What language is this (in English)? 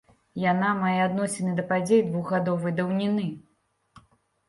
Belarusian